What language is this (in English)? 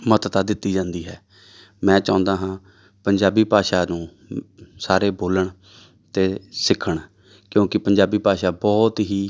Punjabi